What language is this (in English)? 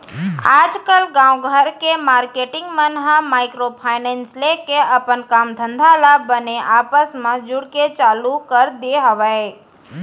Chhattisgarhi